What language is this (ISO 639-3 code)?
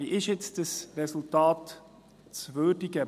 gsw